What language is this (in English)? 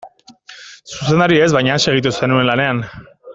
Basque